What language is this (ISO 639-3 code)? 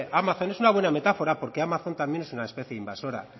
spa